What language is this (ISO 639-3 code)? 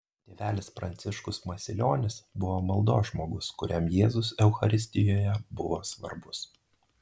lit